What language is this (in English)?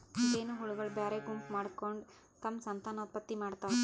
Kannada